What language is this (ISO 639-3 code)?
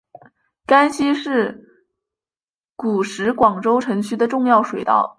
zho